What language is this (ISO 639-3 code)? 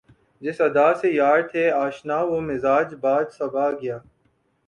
urd